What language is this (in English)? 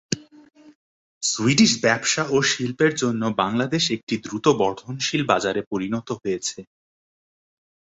Bangla